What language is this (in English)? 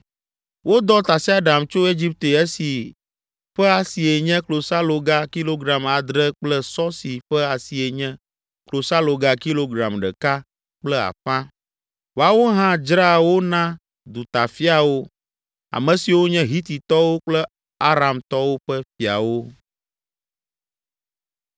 Ewe